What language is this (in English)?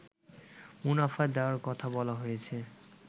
Bangla